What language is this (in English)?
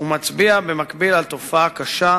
Hebrew